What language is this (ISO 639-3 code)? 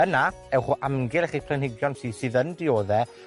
cym